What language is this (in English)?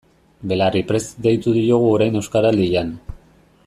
Basque